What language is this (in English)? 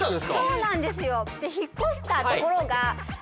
Japanese